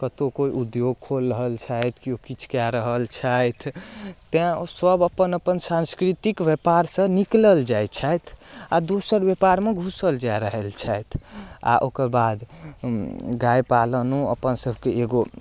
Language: Maithili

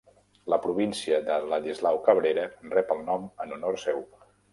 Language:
Catalan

